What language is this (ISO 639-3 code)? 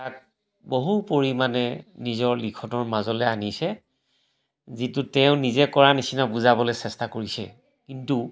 asm